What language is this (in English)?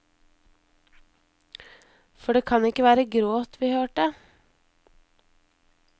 Norwegian